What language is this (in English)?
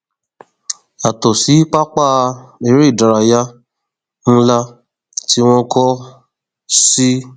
Yoruba